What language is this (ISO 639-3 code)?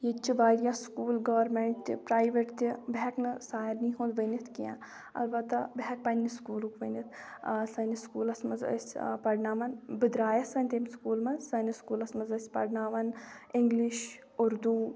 kas